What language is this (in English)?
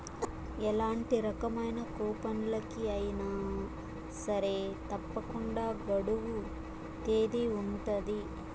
Telugu